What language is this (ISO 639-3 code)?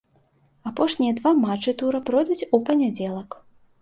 bel